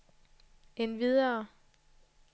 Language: Danish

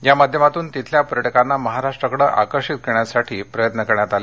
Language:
Marathi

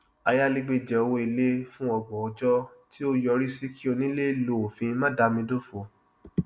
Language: Yoruba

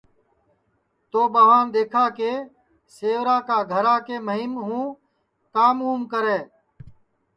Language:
Sansi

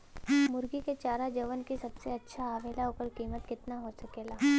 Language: Bhojpuri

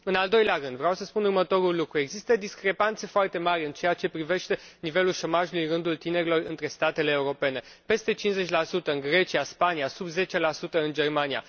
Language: Romanian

